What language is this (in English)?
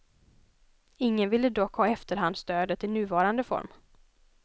Swedish